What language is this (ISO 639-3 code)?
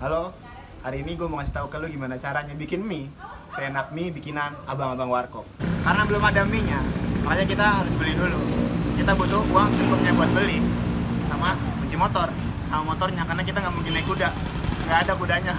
ind